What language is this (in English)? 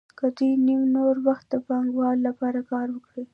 Pashto